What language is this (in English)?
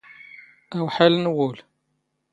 Standard Moroccan Tamazight